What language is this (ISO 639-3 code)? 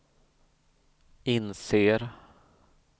swe